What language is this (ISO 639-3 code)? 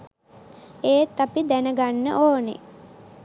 sin